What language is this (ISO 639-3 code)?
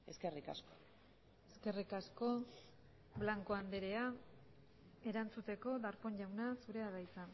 eus